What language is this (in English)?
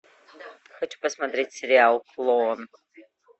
Russian